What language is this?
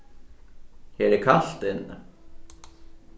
Faroese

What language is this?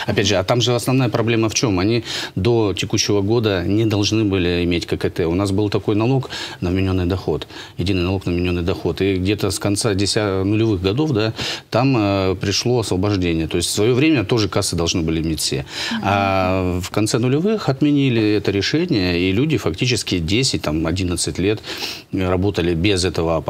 Russian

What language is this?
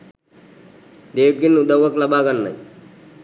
Sinhala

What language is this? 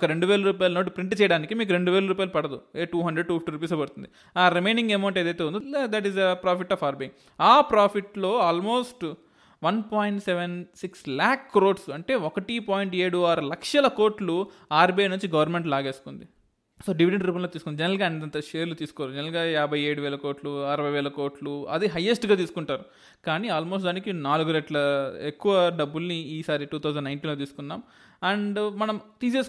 Telugu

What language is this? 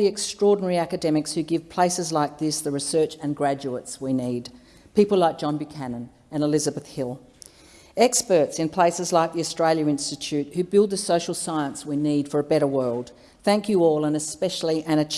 English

